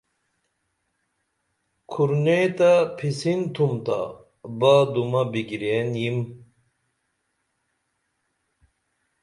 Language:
Dameli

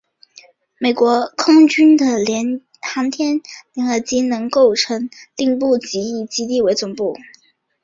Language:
Chinese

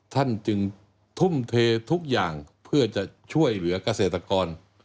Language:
Thai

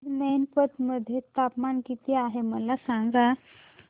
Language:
Marathi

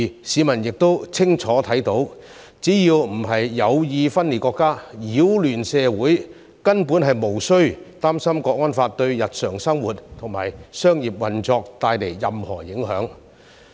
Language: Cantonese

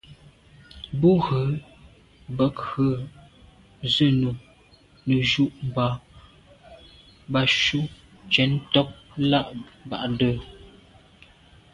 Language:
Medumba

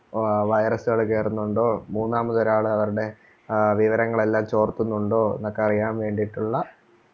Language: Malayalam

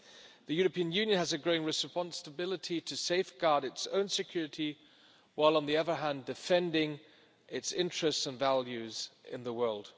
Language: English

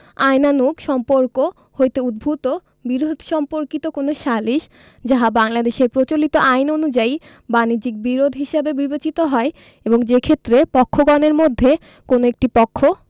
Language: Bangla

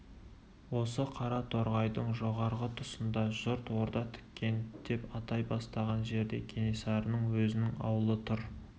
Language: Kazakh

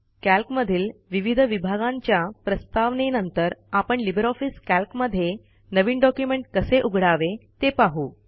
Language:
Marathi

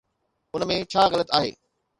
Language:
Sindhi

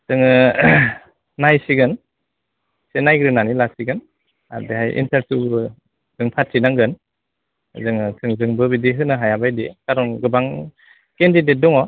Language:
Bodo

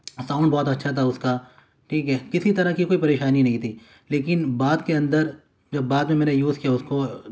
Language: Urdu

